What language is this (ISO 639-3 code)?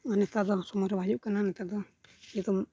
sat